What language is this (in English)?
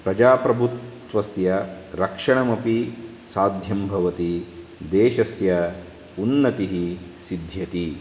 Sanskrit